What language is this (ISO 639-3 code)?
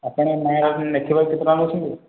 ori